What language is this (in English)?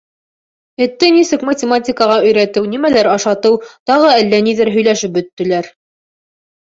Bashkir